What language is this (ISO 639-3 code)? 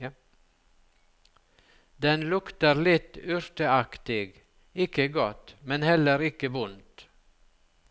nor